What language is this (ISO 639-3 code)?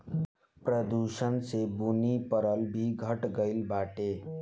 bho